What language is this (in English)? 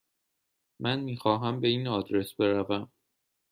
Persian